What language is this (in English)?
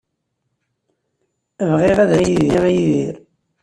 Kabyle